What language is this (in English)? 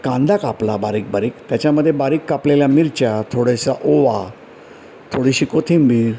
Marathi